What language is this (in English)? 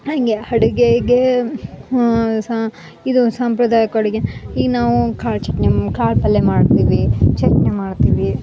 Kannada